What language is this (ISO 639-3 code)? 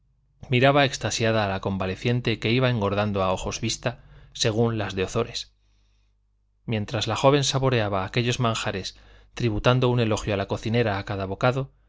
spa